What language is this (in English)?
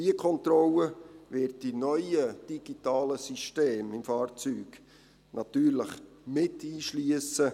Swiss German